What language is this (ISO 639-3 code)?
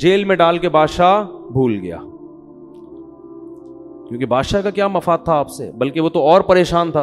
urd